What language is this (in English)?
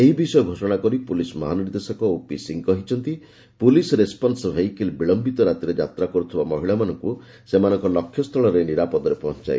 Odia